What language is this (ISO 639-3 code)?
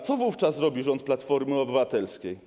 pol